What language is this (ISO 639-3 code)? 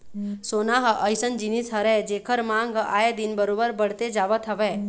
hne